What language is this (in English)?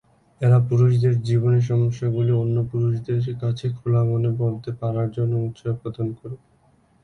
Bangla